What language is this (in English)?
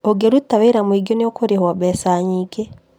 Kikuyu